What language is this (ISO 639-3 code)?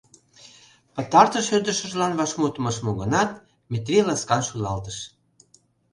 chm